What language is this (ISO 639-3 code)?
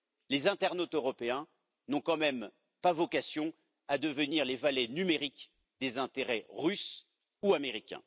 fra